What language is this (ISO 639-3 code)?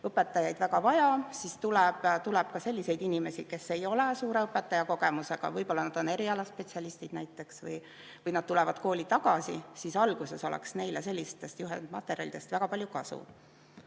est